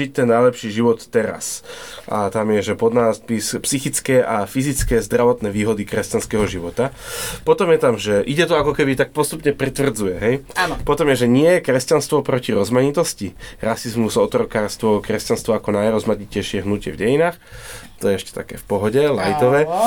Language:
Slovak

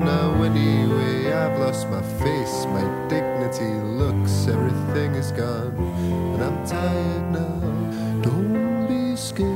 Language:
Danish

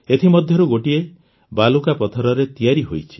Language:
Odia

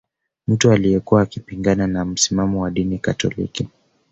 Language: Swahili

